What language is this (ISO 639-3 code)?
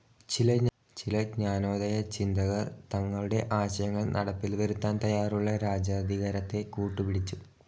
mal